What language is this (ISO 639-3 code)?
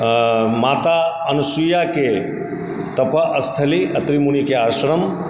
mai